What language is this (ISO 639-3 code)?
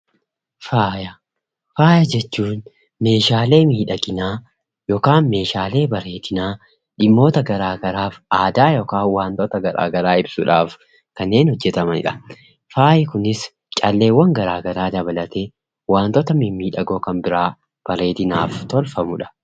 orm